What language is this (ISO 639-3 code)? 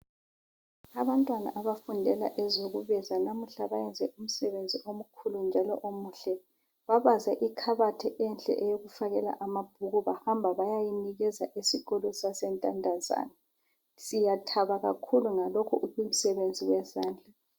nde